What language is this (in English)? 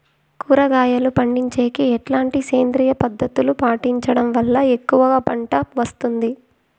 Telugu